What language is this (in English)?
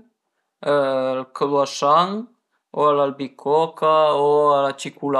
Piedmontese